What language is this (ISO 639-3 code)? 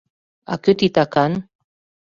chm